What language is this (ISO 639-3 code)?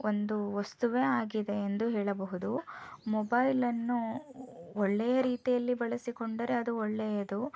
kan